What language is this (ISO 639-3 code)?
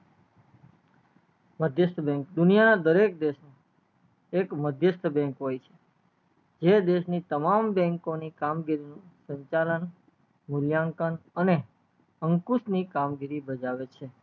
guj